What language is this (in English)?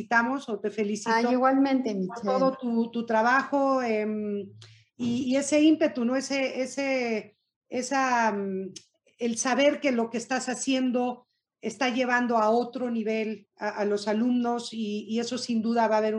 Spanish